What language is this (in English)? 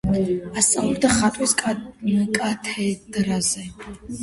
Georgian